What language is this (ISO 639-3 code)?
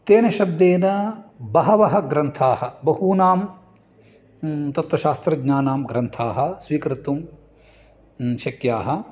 san